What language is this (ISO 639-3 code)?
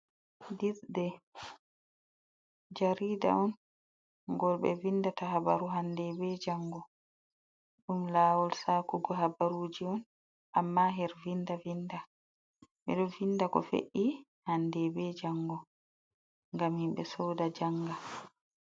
ful